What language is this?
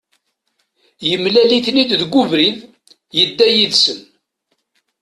Kabyle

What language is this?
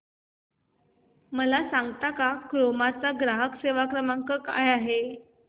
Marathi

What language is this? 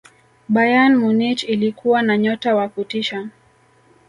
Swahili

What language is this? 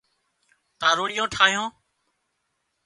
Wadiyara Koli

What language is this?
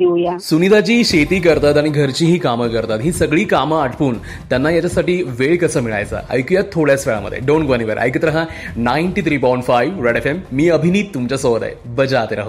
Hindi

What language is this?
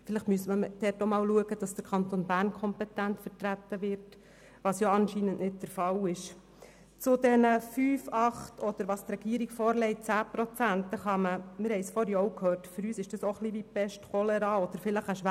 Swiss German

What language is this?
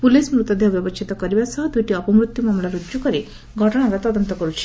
Odia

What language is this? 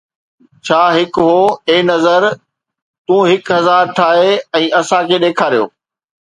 Sindhi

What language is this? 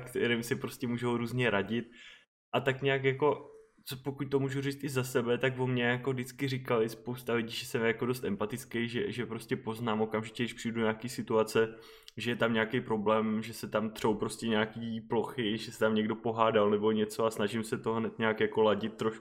Czech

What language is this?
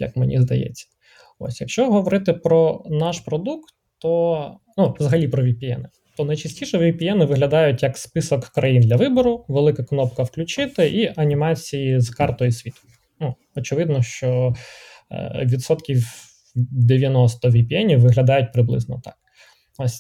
Ukrainian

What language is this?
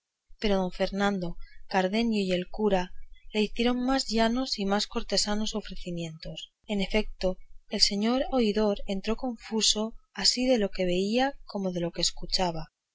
Spanish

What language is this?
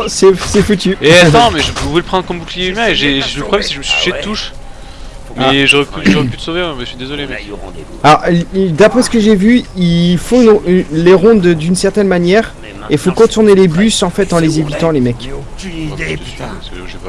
French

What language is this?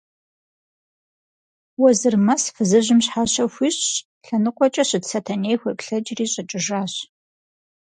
Kabardian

